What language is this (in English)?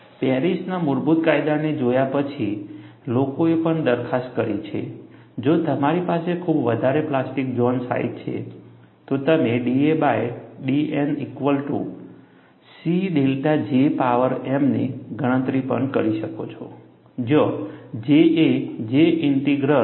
Gujarati